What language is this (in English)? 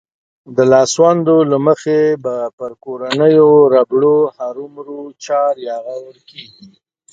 Pashto